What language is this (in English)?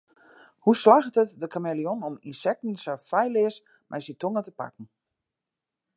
Western Frisian